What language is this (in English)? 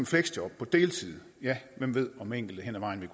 Danish